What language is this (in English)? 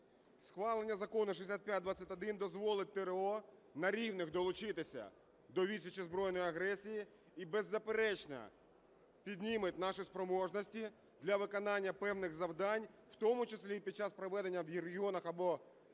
Ukrainian